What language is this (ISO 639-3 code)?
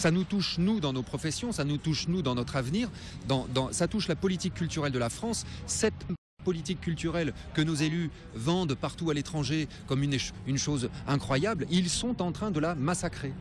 fra